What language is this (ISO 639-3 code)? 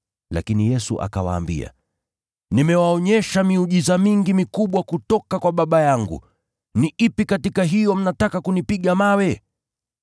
swa